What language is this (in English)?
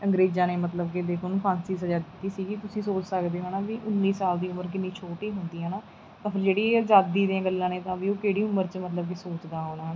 Punjabi